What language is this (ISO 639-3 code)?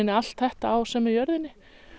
isl